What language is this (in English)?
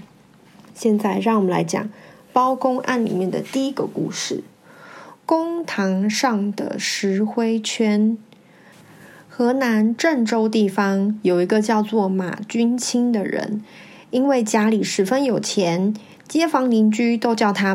Chinese